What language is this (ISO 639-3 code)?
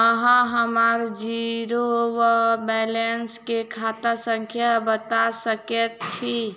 mai